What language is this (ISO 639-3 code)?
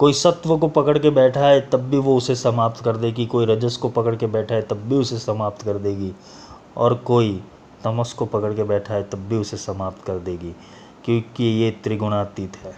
hin